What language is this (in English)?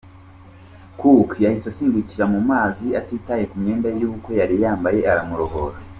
Kinyarwanda